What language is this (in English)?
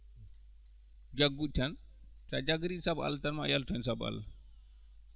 Fula